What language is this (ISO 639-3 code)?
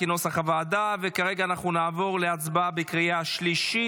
heb